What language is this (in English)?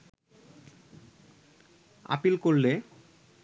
Bangla